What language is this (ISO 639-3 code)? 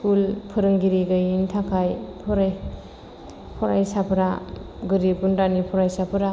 brx